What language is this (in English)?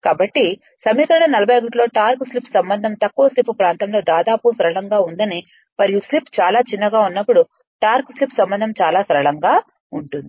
Telugu